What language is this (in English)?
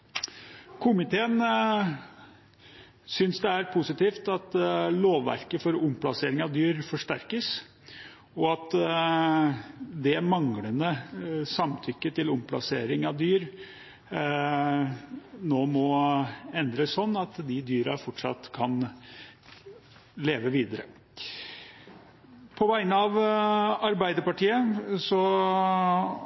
Norwegian Bokmål